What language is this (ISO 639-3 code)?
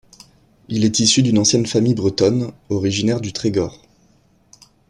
fra